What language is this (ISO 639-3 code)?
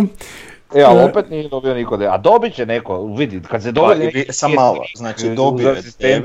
hrv